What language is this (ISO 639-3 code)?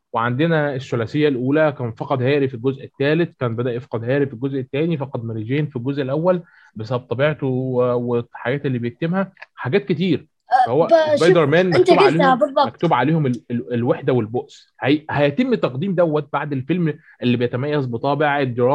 ara